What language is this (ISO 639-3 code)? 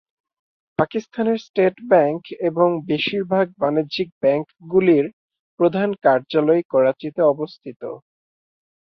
ben